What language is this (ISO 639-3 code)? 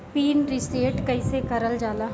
bho